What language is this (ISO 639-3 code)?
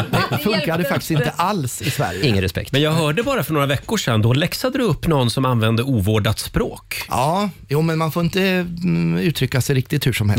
swe